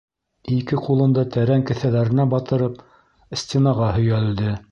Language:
Bashkir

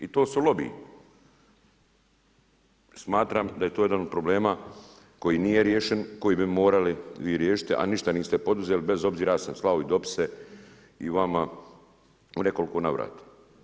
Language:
Croatian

